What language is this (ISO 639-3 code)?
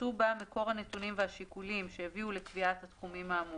heb